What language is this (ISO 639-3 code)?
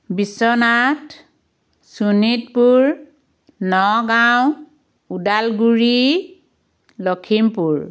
asm